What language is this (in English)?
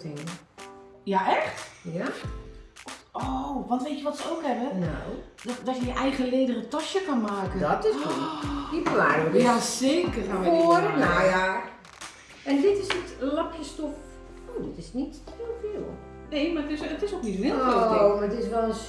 Dutch